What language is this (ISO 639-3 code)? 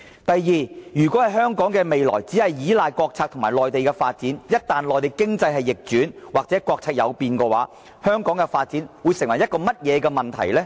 yue